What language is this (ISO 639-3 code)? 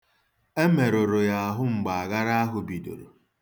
ibo